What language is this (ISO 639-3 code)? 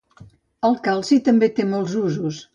cat